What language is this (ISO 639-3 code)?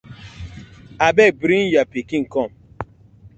pcm